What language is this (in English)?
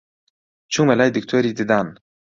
Central Kurdish